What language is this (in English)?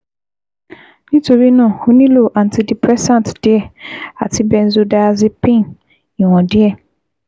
Yoruba